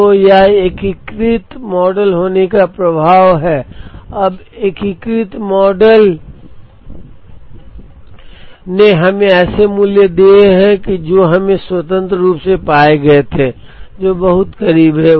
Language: Hindi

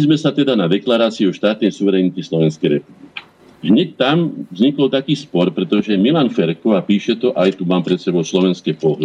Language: Slovak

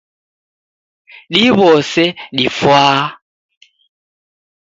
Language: Taita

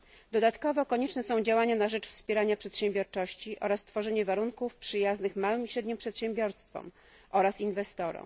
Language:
Polish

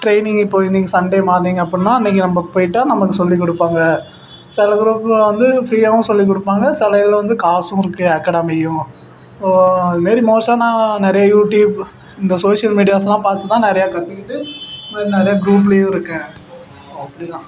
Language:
Tamil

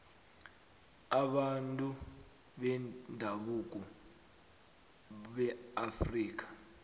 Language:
South Ndebele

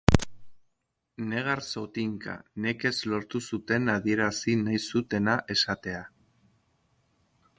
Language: Basque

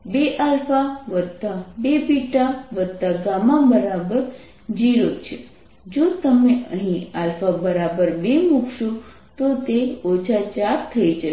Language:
Gujarati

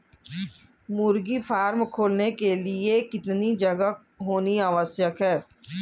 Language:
Hindi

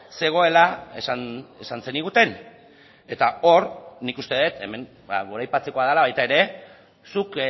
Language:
Basque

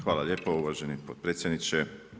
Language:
Croatian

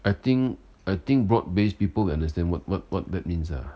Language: English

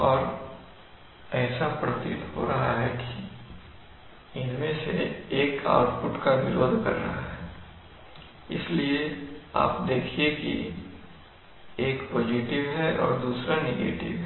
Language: Hindi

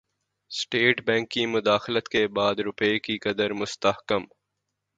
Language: Urdu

